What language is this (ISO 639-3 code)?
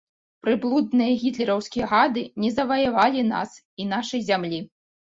bel